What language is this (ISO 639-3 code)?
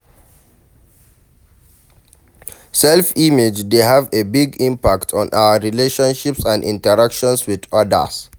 pcm